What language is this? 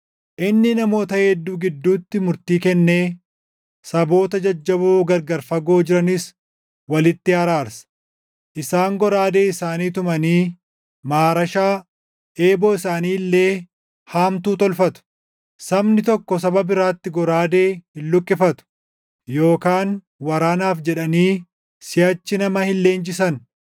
Oromo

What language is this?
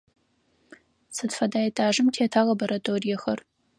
Adyghe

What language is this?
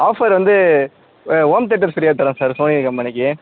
Tamil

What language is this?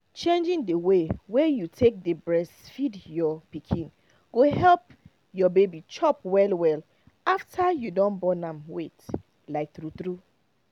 Nigerian Pidgin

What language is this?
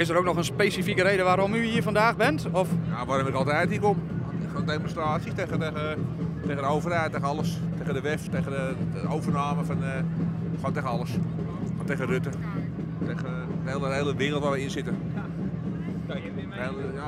Dutch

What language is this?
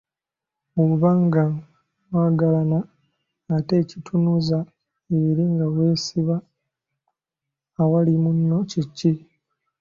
Ganda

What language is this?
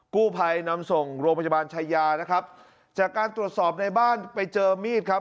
Thai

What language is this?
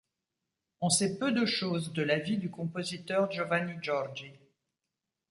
French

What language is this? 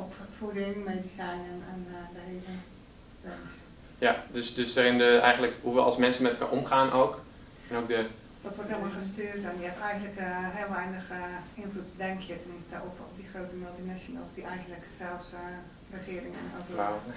Dutch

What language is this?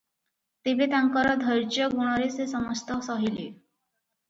Odia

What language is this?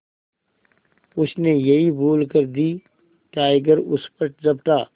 Hindi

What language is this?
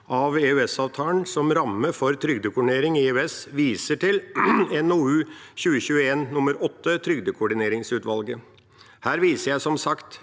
Norwegian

